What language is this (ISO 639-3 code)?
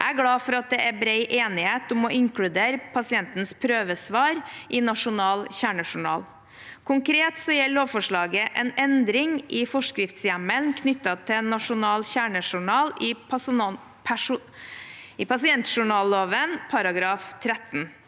nor